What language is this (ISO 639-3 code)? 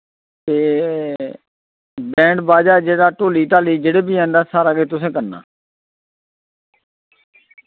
doi